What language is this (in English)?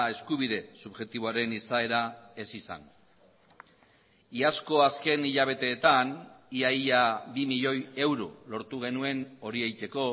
Basque